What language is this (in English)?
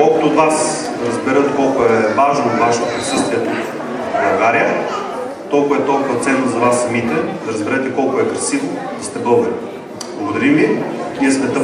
Bulgarian